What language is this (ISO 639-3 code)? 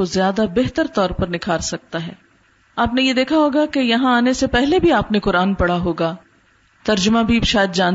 urd